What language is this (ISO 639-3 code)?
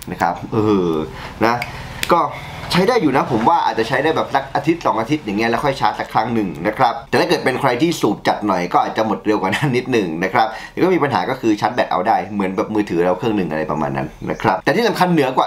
tha